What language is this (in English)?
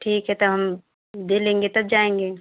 Hindi